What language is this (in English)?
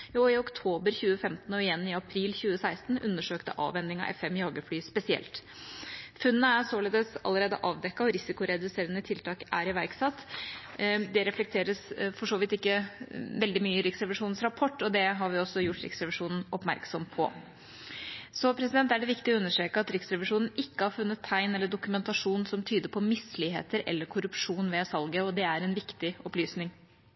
Norwegian Bokmål